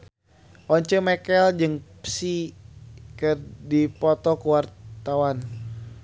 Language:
Sundanese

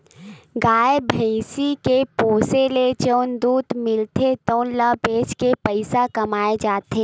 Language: Chhattisgarhi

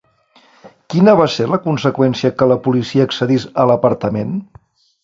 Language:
Catalan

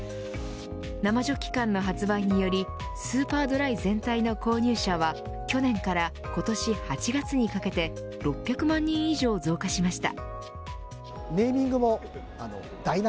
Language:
Japanese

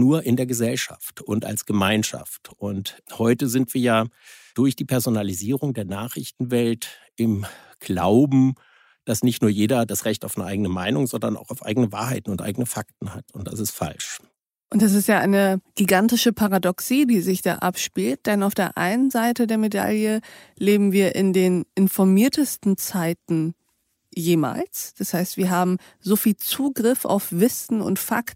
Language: German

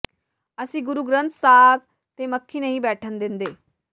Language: Punjabi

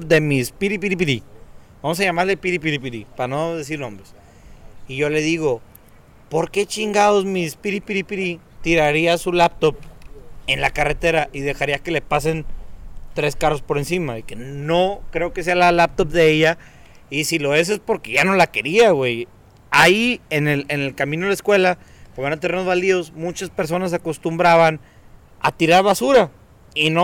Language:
Spanish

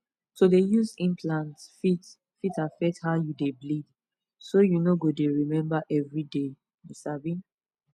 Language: Nigerian Pidgin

